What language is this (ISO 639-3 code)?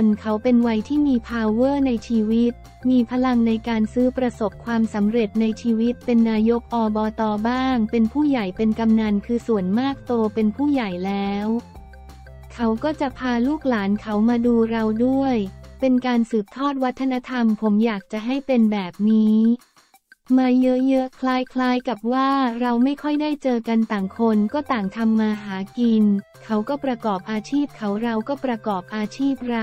tha